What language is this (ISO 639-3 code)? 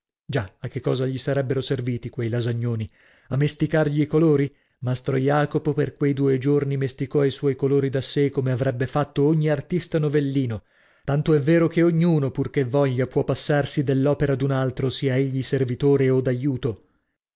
ita